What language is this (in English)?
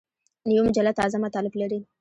Pashto